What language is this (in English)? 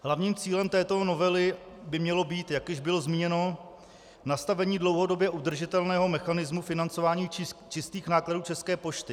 Czech